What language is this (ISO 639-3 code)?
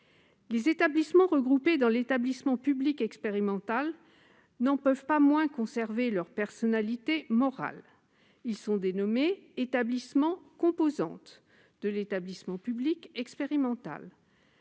fra